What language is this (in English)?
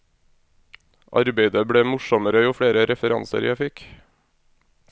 Norwegian